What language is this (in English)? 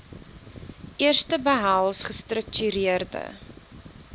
Afrikaans